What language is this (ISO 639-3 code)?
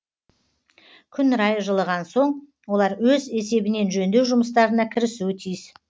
kaz